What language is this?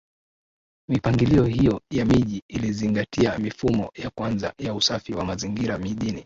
Swahili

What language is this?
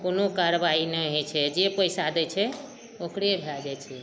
Maithili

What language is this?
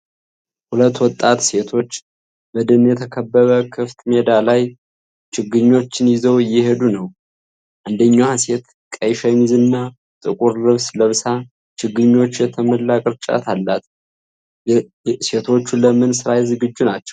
Amharic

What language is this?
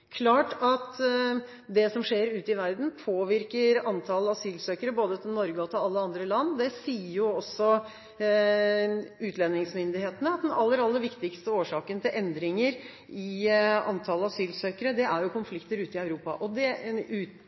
Norwegian Bokmål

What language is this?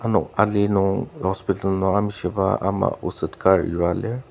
Ao Naga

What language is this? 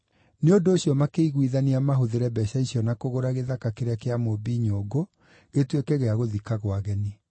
Kikuyu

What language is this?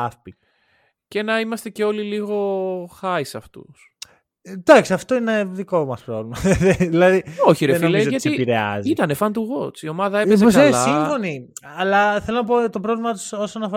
Greek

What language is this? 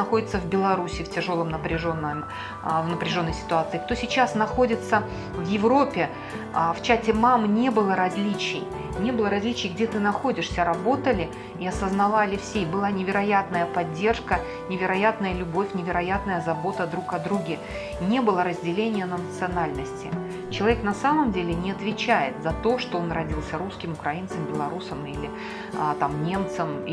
Russian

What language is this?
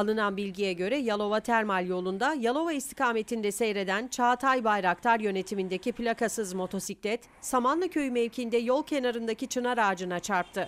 Turkish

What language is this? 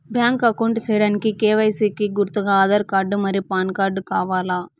Telugu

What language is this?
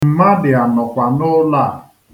Igbo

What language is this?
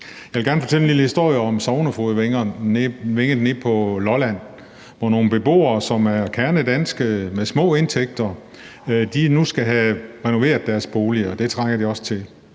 Danish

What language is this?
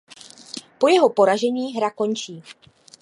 Czech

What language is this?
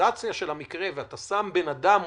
Hebrew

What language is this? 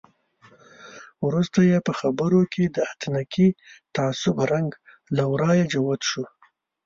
Pashto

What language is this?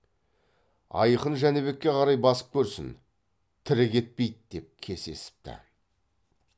Kazakh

